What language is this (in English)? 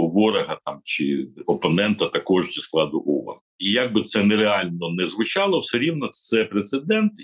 Ukrainian